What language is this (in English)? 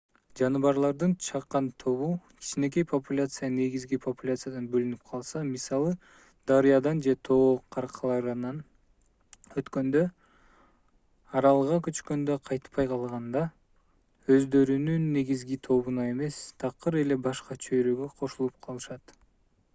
Kyrgyz